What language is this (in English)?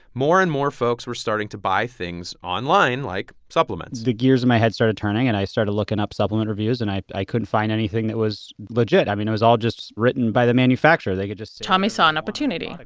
English